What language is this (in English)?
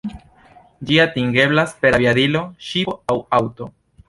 Esperanto